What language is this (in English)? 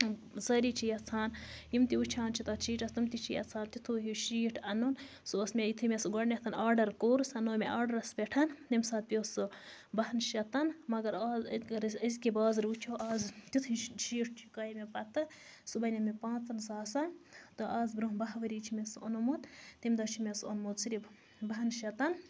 Kashmiri